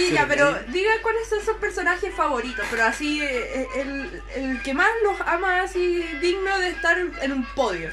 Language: Spanish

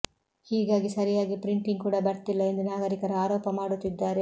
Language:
Kannada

